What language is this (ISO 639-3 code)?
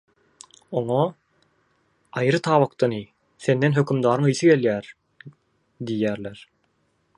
tuk